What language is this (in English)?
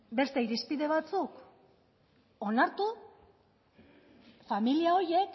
Basque